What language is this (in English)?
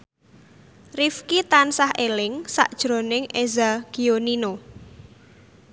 Javanese